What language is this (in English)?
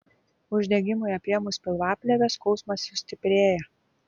Lithuanian